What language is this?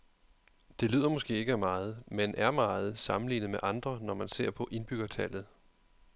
Danish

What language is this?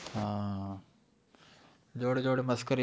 Gujarati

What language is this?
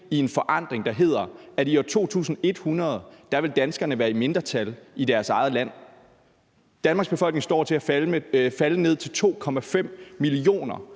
Danish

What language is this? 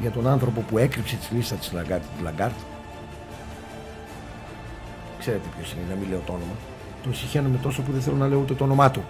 Greek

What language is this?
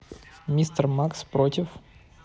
Russian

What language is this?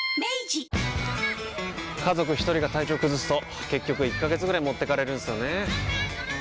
Japanese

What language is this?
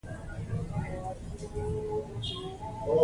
Pashto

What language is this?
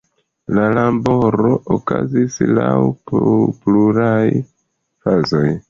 Esperanto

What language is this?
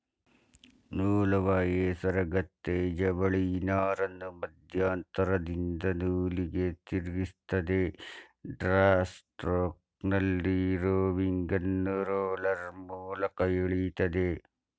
Kannada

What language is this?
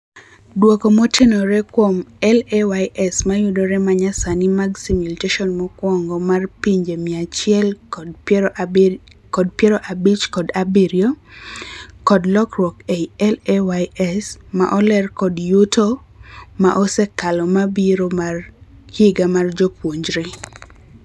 Luo (Kenya and Tanzania)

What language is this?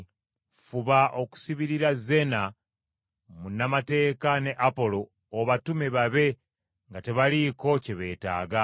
Ganda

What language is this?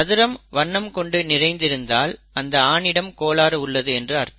Tamil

